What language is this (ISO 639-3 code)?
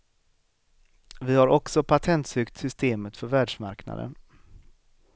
swe